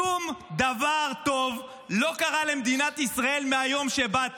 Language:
Hebrew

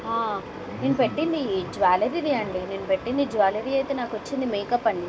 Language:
Telugu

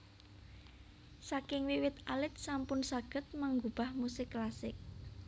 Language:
Javanese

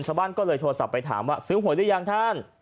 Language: Thai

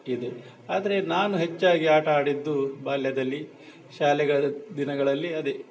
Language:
Kannada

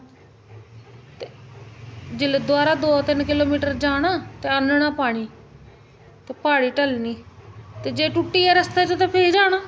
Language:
Dogri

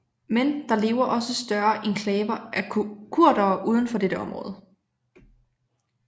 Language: Danish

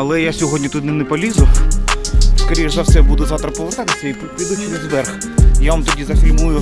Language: Ukrainian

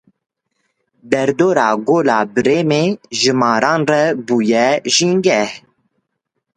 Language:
Kurdish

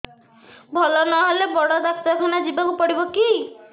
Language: Odia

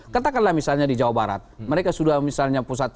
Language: Indonesian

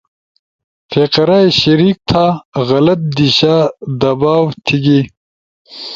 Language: Ushojo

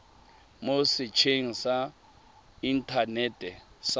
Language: Tswana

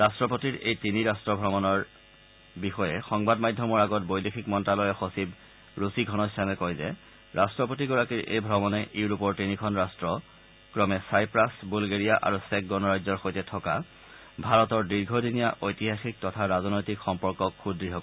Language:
Assamese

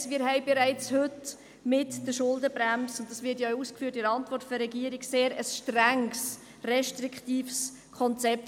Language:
Swiss German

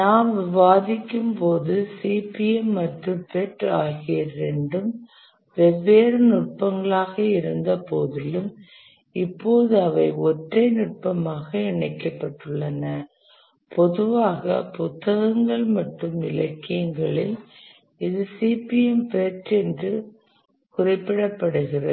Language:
Tamil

